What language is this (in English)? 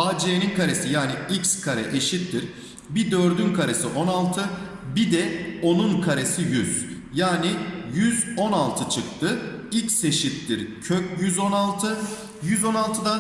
Turkish